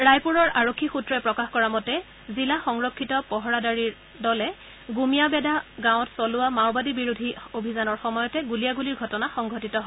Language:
Assamese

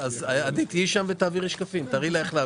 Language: Hebrew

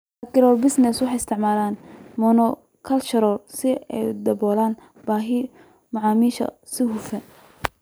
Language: Somali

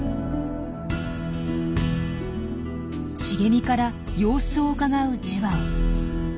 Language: Japanese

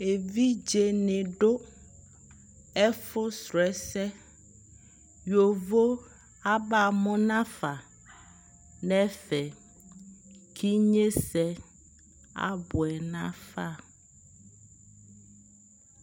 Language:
Ikposo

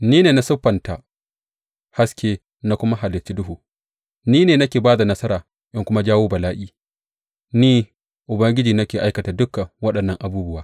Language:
Hausa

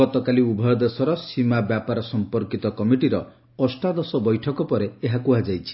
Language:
Odia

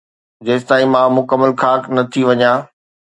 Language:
Sindhi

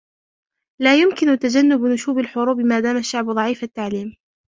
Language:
Arabic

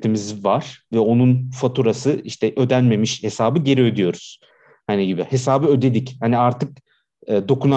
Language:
Turkish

